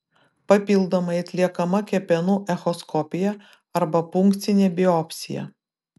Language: Lithuanian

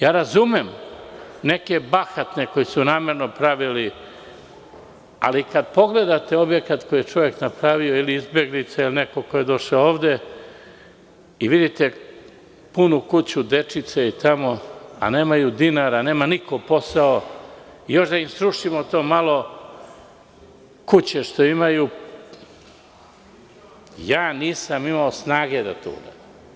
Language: Serbian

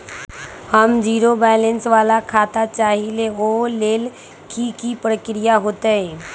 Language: Magahi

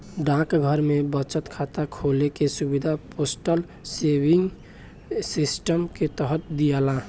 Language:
Bhojpuri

